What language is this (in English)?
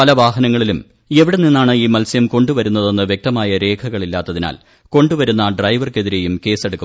Malayalam